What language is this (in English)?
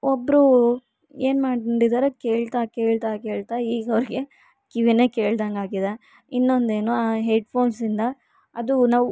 Kannada